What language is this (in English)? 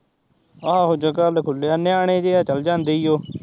Punjabi